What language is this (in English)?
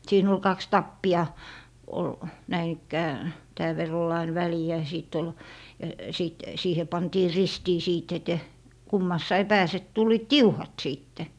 Finnish